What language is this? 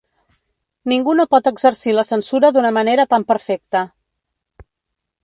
Catalan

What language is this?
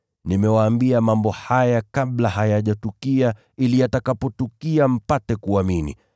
Swahili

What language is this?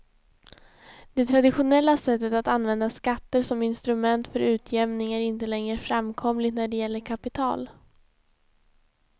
Swedish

